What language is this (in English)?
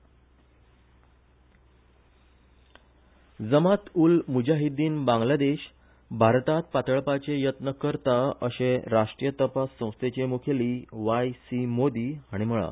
Konkani